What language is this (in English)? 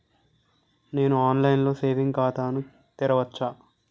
Telugu